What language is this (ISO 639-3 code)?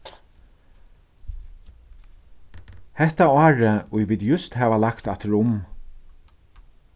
fao